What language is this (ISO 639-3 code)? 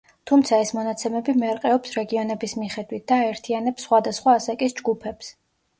kat